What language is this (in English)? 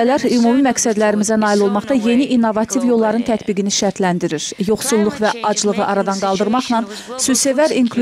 Russian